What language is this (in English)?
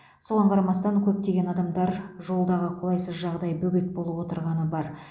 Kazakh